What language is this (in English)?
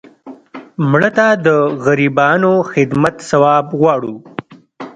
Pashto